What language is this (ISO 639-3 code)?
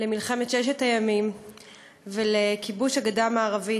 heb